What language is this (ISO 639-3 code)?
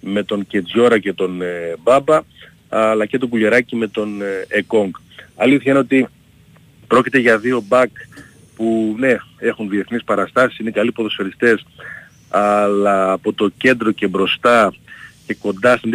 ell